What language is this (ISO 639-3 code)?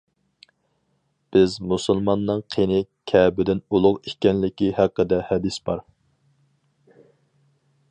uig